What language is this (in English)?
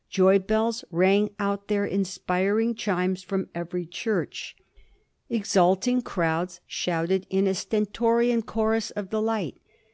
English